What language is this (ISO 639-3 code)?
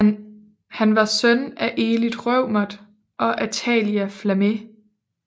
dan